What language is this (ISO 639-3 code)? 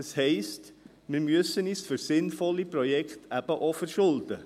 gsw